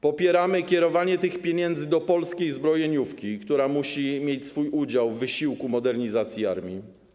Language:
Polish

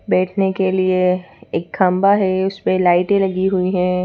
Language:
Hindi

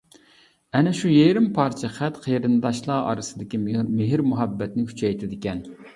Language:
Uyghur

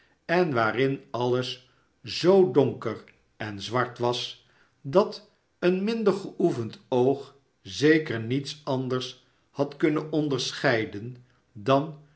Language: Dutch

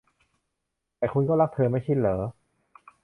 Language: Thai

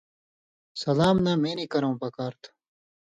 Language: Indus Kohistani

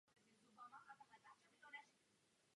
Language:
Czech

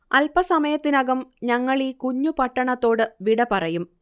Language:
Malayalam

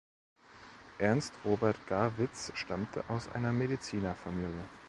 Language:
German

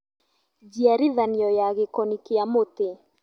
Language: Kikuyu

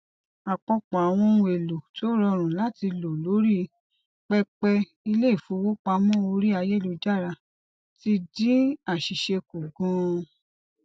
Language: Yoruba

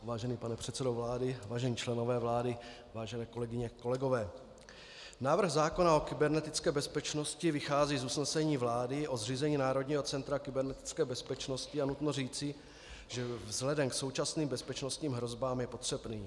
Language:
Czech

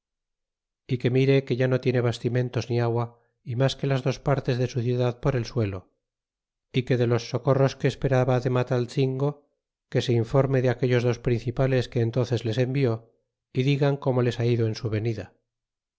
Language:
Spanish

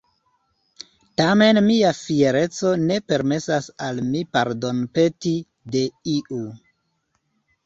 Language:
Esperanto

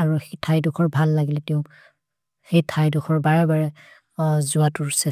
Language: Maria (India)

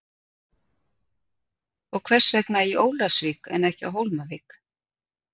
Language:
Icelandic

